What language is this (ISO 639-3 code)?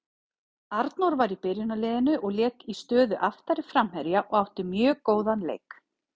isl